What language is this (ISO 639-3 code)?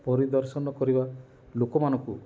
ori